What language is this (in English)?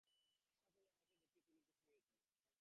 Bangla